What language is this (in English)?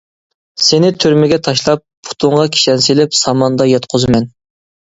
Uyghur